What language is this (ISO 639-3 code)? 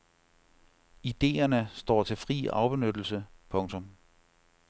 dan